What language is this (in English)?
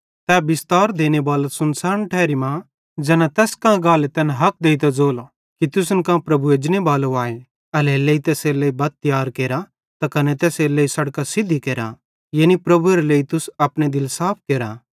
Bhadrawahi